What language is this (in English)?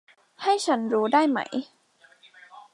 Thai